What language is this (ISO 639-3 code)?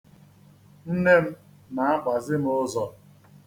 ibo